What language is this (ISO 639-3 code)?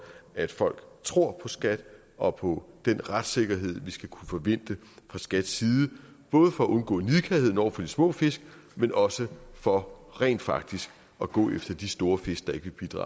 dan